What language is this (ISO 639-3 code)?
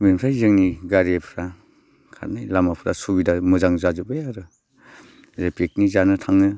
brx